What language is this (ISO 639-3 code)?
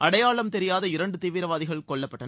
tam